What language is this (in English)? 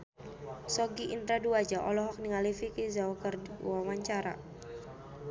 Sundanese